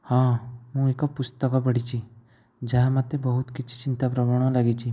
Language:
Odia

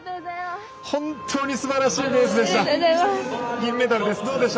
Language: Japanese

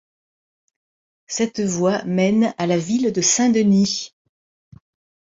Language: French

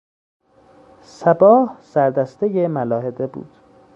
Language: Persian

